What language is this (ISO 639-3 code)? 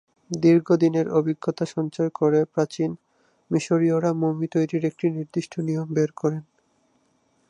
ben